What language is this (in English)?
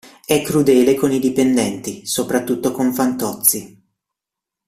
Italian